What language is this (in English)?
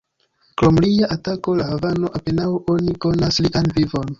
Esperanto